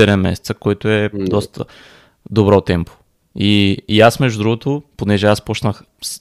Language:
Bulgarian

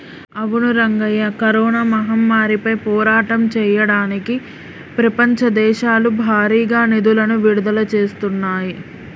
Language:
Telugu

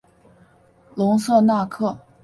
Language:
Chinese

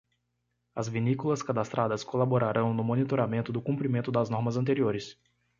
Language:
Portuguese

